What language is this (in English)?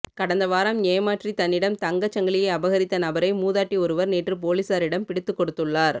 Tamil